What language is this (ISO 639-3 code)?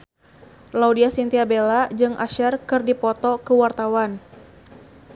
sun